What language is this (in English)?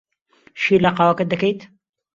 Central Kurdish